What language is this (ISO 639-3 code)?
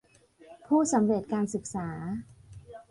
tha